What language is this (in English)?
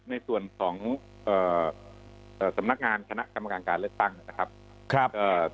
Thai